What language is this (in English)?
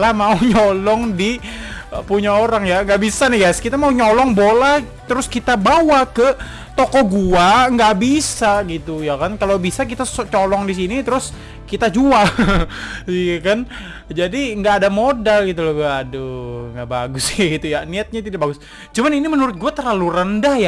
Indonesian